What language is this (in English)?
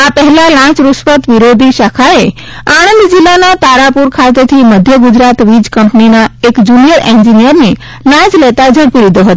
Gujarati